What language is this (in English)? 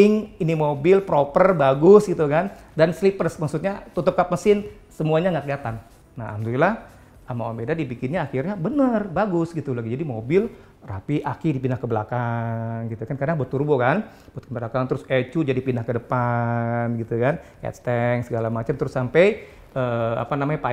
Indonesian